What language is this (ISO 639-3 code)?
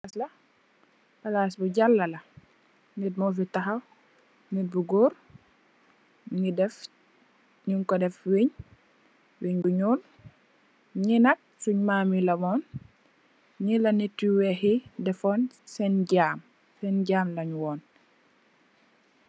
wol